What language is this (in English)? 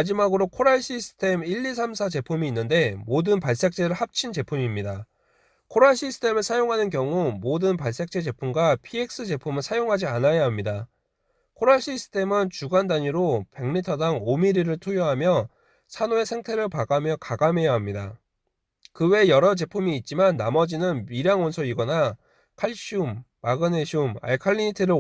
Korean